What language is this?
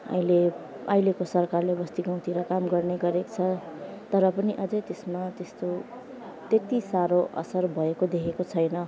Nepali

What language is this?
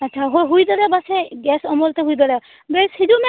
Santali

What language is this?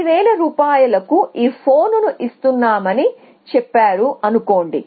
Telugu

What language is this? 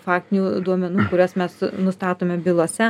Lithuanian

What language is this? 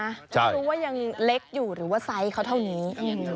Thai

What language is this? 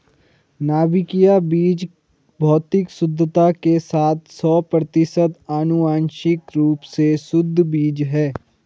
Hindi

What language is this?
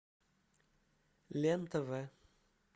Russian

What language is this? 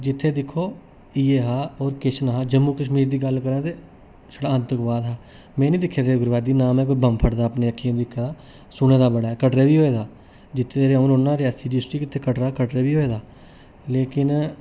Dogri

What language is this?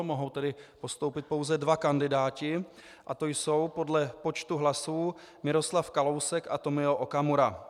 Czech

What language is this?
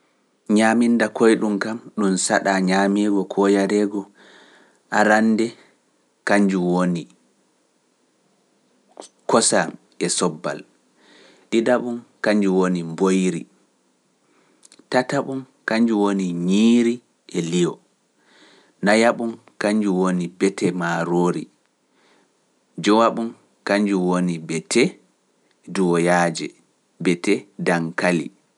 Pular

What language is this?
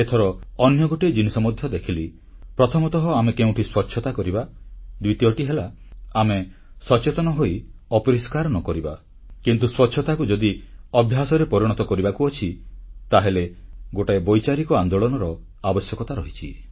Odia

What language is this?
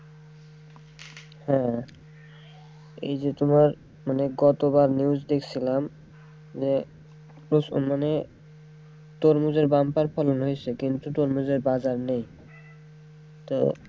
Bangla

